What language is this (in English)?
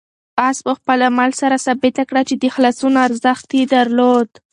Pashto